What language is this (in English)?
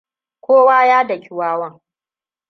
Hausa